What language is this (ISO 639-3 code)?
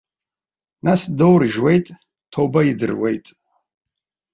abk